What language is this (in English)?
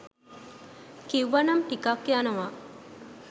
Sinhala